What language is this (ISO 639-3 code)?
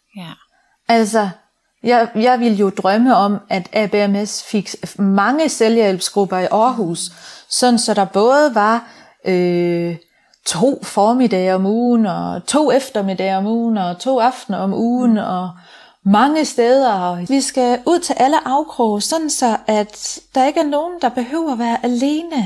dan